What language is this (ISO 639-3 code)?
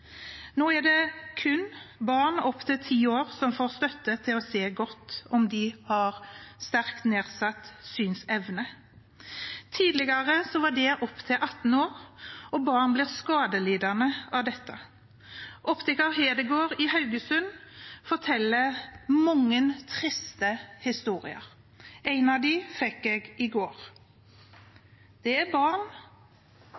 nob